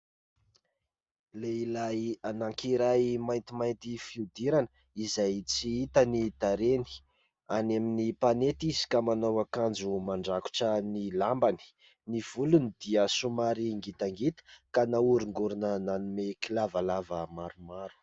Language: Malagasy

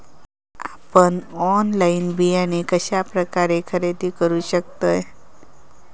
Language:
Marathi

